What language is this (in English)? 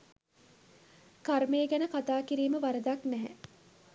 Sinhala